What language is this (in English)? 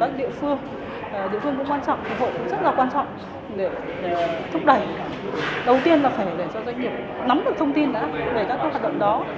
Vietnamese